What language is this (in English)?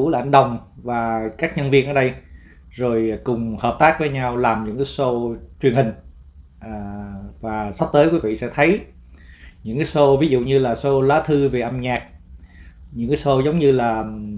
Vietnamese